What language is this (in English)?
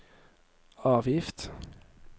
Norwegian